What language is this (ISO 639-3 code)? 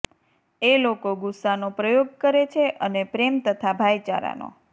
guj